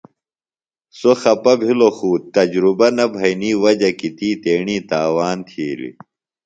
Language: Phalura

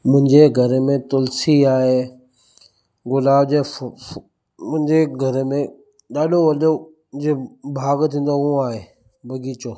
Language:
Sindhi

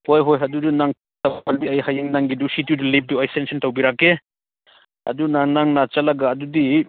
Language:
Manipuri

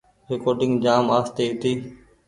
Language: Goaria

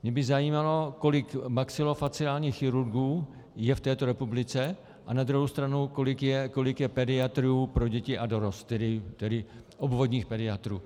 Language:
Czech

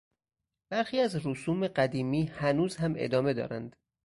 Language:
Persian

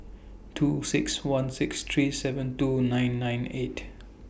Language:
English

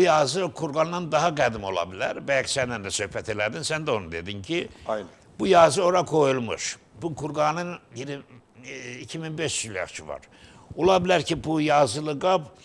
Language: Turkish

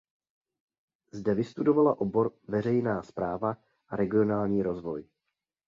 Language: Czech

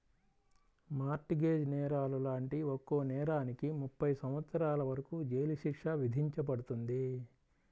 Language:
Telugu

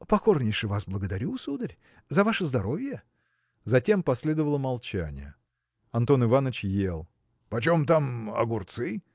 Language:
Russian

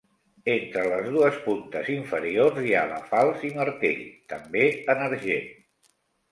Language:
Catalan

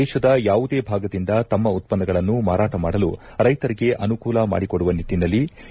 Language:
Kannada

